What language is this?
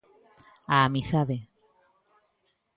Galician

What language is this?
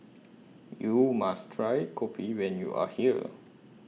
English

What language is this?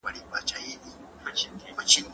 Pashto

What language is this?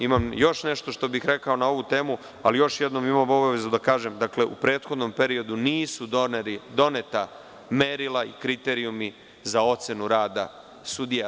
Serbian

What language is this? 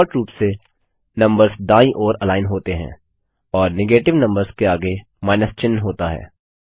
Hindi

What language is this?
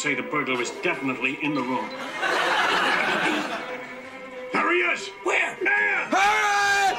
English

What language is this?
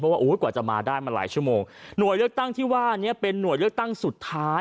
Thai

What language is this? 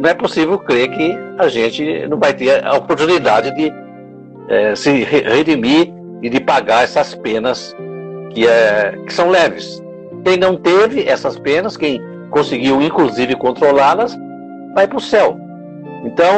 Portuguese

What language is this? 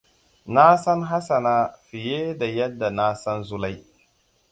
Hausa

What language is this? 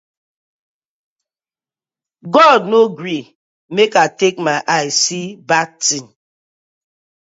Nigerian Pidgin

